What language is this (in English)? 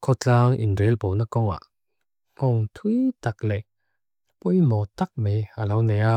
Mizo